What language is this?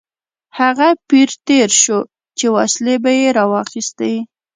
Pashto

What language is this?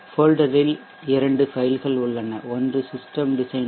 Tamil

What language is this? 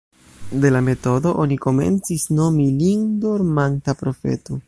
Esperanto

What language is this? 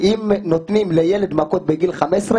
Hebrew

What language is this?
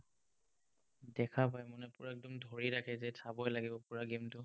Assamese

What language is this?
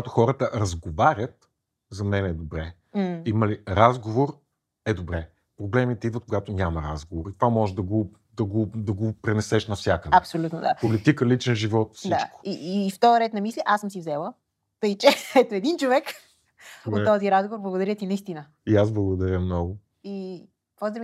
Bulgarian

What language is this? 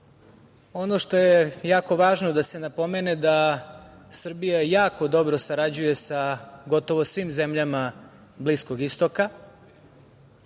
Serbian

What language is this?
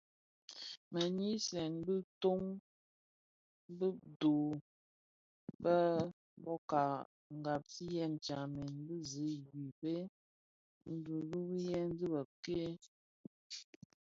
Bafia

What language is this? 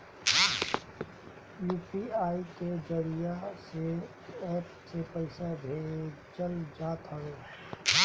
Bhojpuri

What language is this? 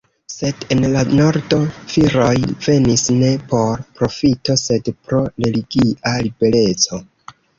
Esperanto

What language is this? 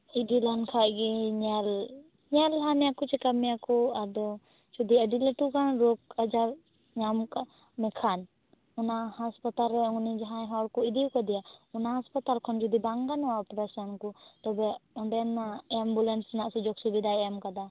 Santali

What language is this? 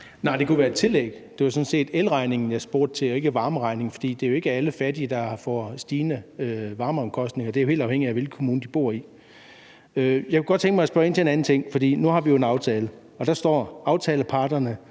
Danish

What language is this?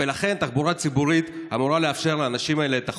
Hebrew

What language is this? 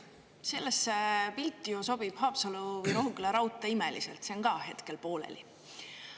Estonian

